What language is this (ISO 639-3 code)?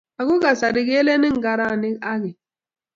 kln